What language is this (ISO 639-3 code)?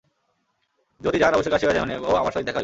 ben